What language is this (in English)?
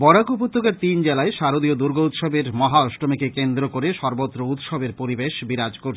Bangla